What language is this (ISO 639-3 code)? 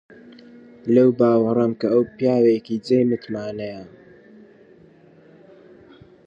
ckb